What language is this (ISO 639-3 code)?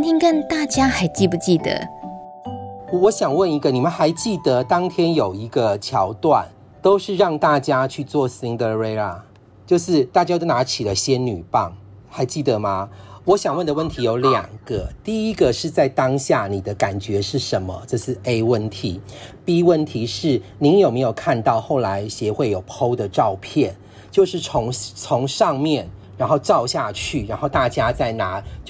zho